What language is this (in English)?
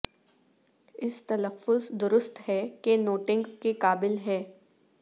Urdu